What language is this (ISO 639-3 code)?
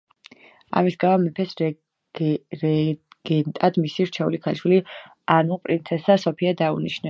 kat